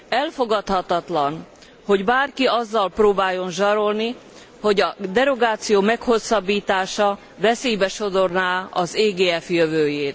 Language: Hungarian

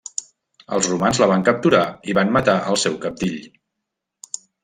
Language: Catalan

